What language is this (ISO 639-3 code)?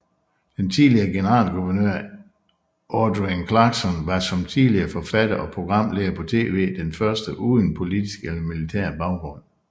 dan